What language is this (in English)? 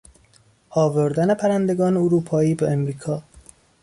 Persian